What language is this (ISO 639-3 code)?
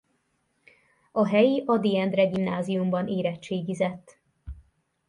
hun